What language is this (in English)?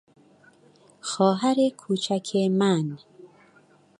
Persian